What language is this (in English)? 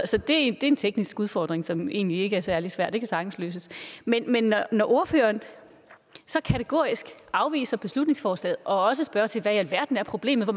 Danish